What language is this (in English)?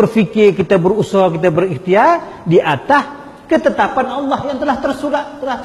Malay